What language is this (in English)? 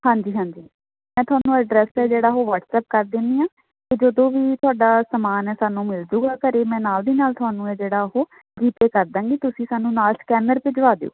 Punjabi